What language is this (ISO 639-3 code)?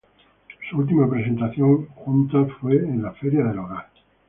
spa